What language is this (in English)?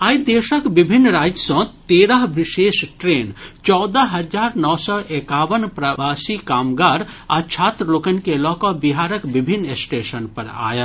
Maithili